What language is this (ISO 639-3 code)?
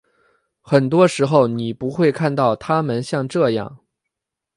zho